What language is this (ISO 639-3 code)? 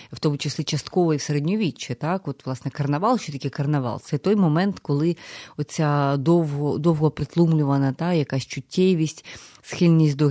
ukr